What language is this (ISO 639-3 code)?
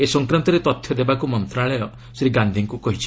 ori